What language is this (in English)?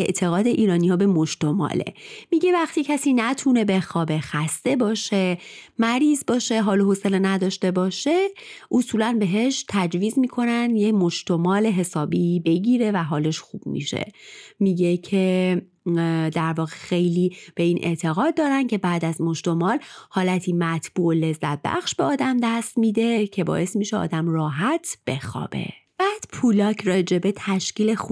Persian